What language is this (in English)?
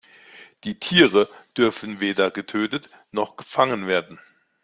German